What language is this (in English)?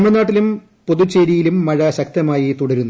Malayalam